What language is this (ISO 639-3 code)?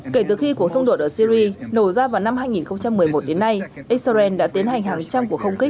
vie